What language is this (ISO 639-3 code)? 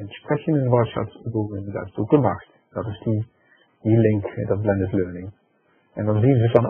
nld